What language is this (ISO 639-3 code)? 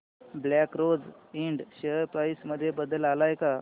mar